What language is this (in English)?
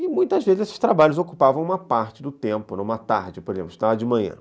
Portuguese